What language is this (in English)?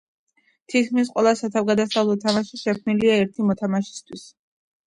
Georgian